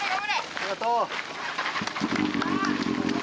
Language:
Japanese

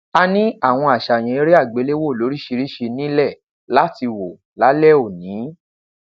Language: Yoruba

